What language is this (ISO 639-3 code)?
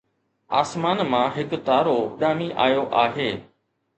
snd